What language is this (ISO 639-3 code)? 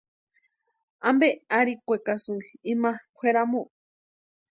pua